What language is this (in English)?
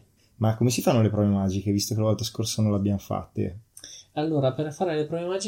Italian